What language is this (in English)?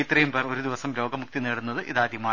Malayalam